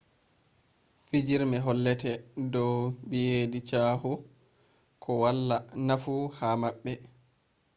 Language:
Fula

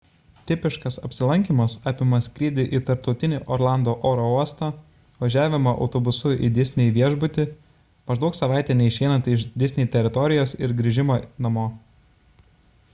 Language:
Lithuanian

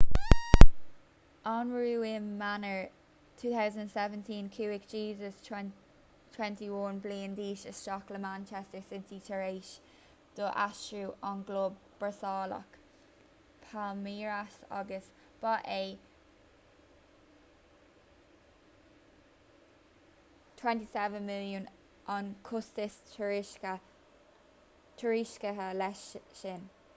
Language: Irish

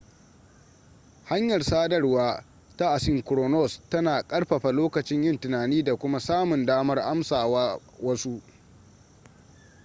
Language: Hausa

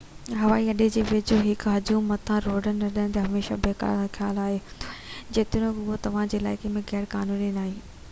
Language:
Sindhi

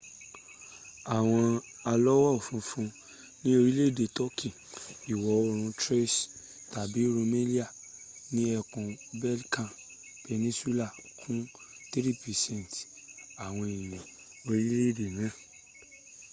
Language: Yoruba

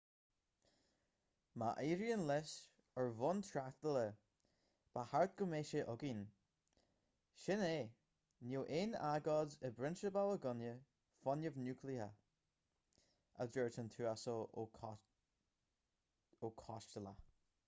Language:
Irish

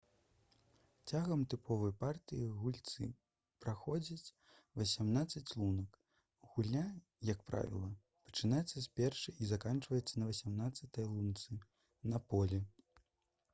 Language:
Belarusian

